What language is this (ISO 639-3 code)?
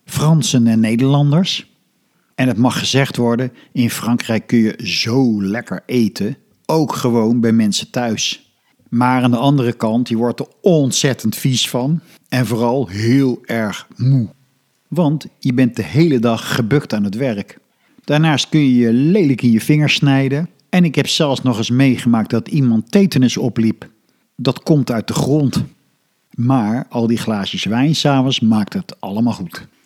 nld